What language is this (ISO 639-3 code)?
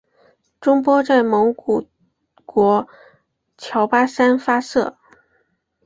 zho